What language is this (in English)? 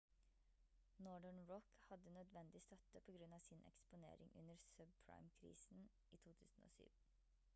Norwegian Bokmål